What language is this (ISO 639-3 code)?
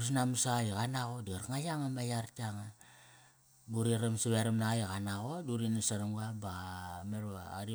ckr